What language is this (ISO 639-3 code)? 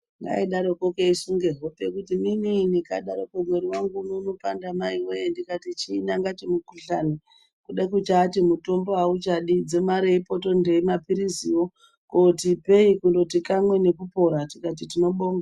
ndc